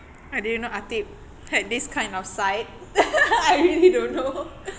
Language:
English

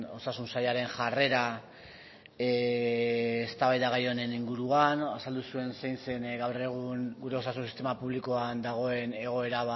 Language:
Basque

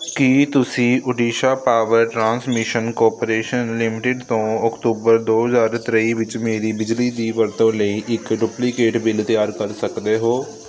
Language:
Punjabi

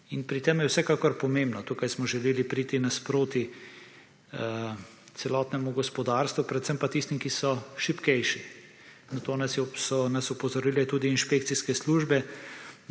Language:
Slovenian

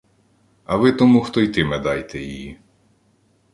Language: Ukrainian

